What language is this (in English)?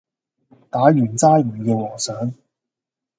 Cantonese